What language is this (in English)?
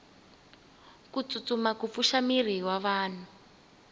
Tsonga